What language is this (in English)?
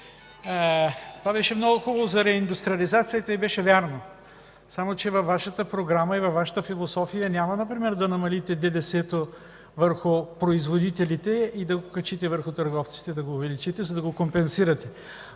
Bulgarian